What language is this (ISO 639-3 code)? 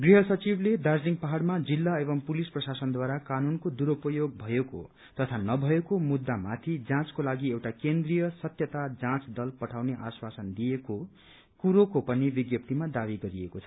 nep